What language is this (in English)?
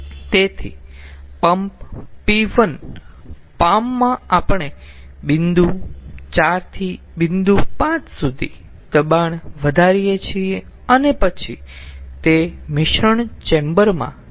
Gujarati